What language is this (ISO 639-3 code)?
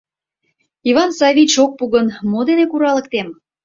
chm